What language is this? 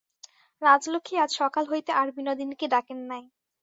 Bangla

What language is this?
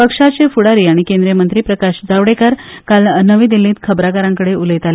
Konkani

